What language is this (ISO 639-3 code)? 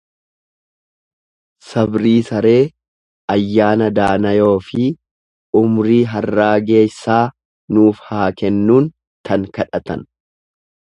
orm